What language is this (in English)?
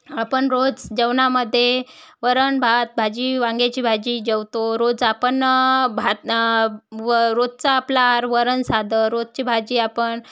Marathi